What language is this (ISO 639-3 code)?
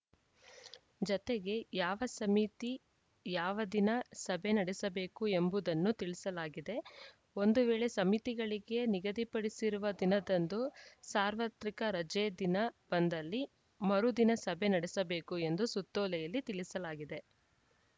kan